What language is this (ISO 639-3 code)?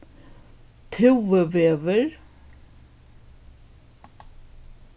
fao